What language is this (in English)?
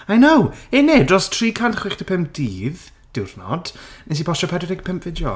Welsh